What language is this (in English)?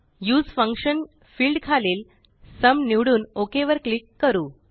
Marathi